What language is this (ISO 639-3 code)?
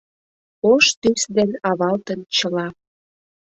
chm